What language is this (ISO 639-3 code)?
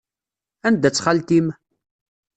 kab